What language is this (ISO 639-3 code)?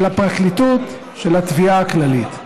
heb